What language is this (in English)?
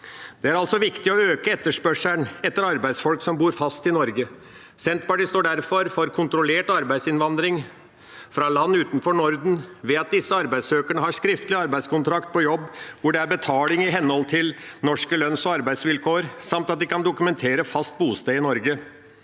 Norwegian